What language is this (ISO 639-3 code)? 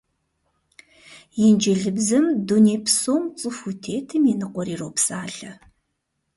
kbd